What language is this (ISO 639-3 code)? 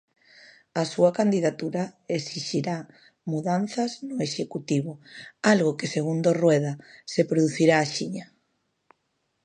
glg